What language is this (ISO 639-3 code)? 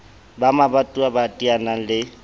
sot